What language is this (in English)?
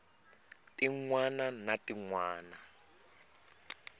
Tsonga